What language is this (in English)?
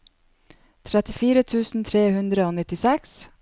Norwegian